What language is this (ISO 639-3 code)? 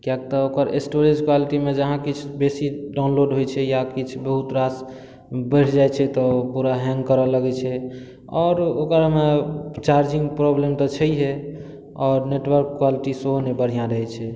mai